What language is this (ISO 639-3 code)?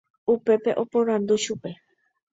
grn